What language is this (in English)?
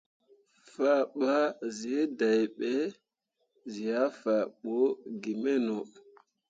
Mundang